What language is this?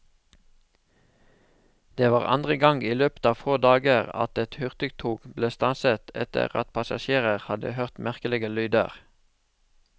Norwegian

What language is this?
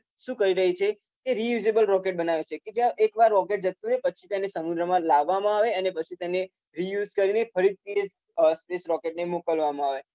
Gujarati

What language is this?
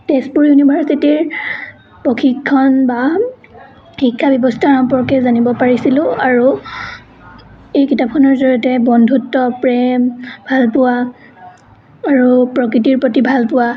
Assamese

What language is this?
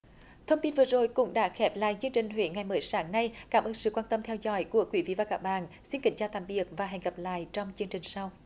Vietnamese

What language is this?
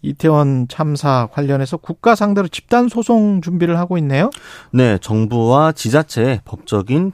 Korean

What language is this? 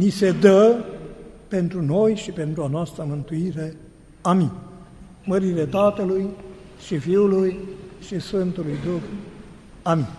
Romanian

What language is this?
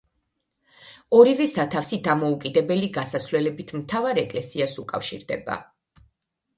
Georgian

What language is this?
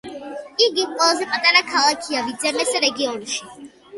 Georgian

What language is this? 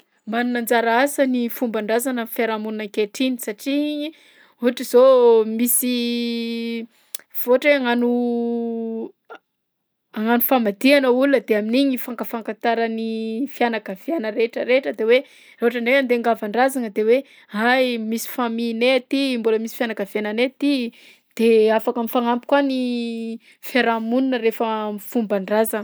Southern Betsimisaraka Malagasy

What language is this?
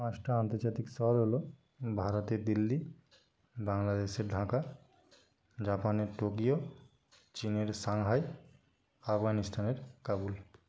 Bangla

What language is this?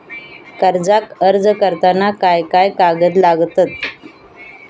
Marathi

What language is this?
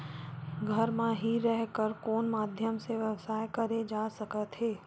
Chhattisgarhi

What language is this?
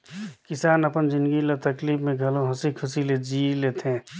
Chhattisgarhi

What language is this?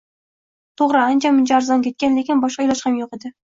Uzbek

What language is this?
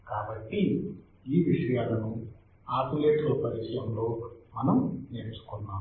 Telugu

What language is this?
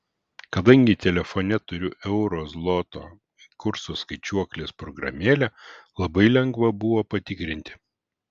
Lithuanian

